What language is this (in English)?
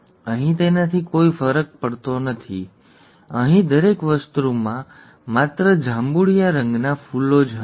Gujarati